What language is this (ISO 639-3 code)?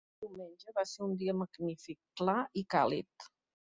cat